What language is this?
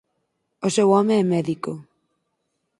Galician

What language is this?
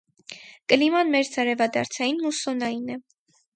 Armenian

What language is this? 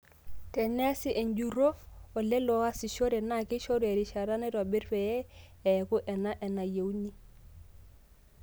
Masai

